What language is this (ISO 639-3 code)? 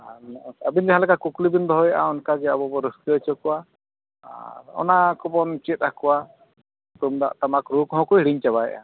sat